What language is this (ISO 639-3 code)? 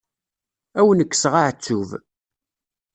kab